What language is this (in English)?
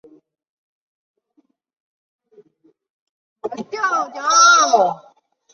Chinese